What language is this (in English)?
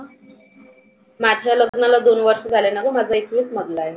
Marathi